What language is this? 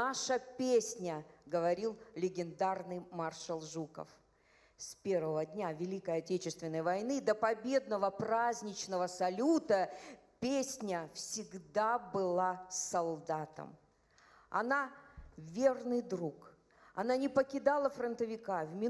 Russian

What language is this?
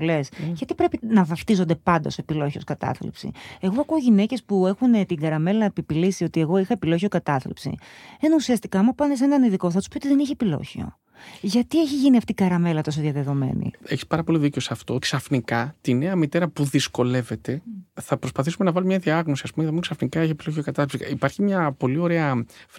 Greek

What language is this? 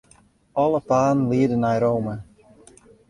Western Frisian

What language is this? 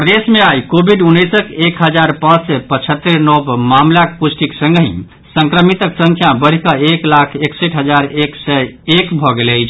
Maithili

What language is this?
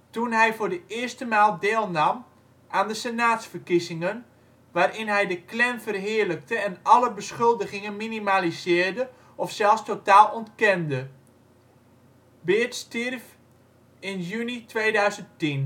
Dutch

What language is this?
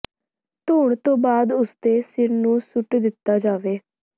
Punjabi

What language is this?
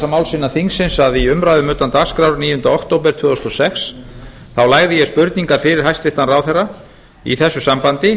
Icelandic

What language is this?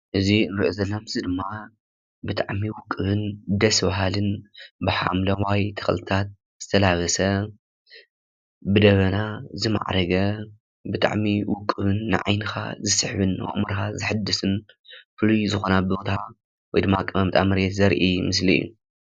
Tigrinya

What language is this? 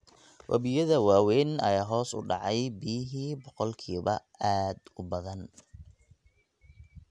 Somali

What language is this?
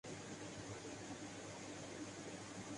Urdu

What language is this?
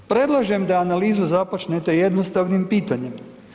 Croatian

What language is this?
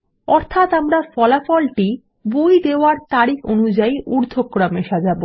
Bangla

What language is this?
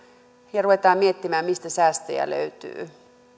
Finnish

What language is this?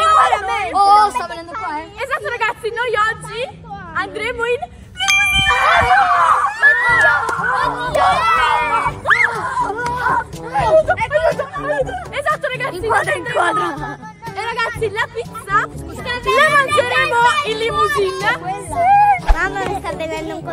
Italian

